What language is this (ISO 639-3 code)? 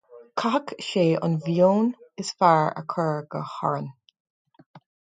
gle